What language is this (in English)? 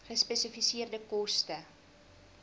Afrikaans